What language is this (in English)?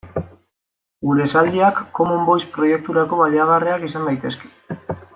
Basque